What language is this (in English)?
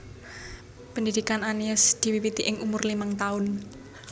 Javanese